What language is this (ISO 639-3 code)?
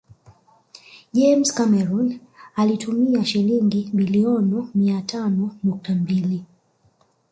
swa